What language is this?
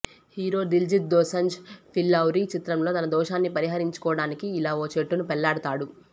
Telugu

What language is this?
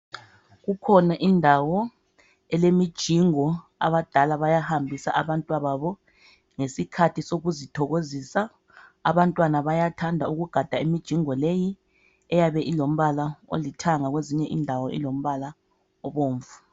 North Ndebele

